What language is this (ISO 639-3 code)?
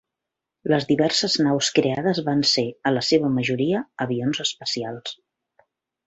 cat